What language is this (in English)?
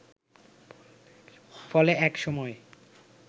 Bangla